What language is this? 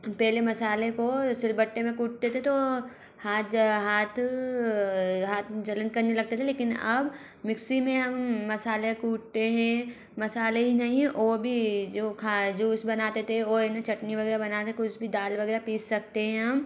Hindi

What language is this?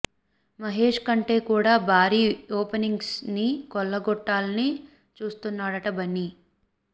Telugu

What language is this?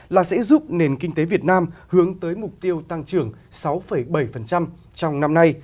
Vietnamese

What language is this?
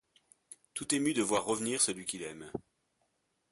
French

